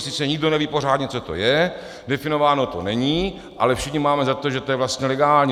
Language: Czech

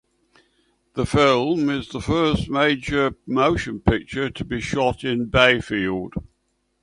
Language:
English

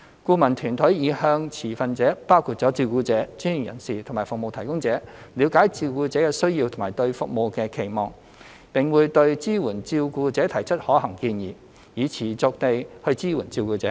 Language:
Cantonese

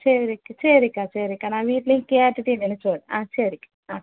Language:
Tamil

